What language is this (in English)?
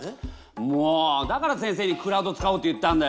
Japanese